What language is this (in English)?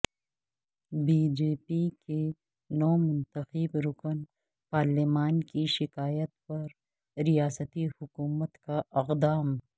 Urdu